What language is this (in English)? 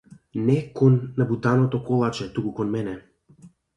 Macedonian